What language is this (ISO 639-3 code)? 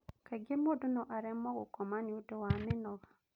kik